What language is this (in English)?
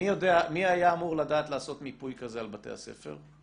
Hebrew